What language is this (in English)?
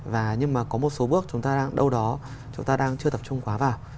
Vietnamese